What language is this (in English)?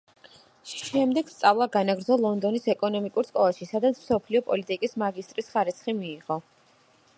Georgian